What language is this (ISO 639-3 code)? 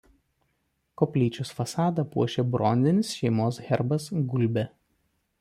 lit